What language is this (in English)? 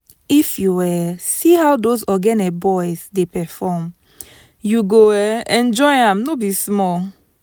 Nigerian Pidgin